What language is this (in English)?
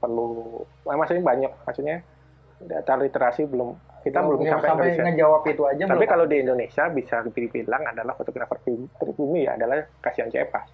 Indonesian